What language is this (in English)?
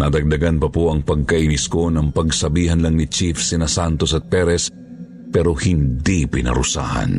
Filipino